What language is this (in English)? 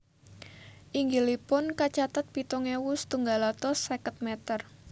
Javanese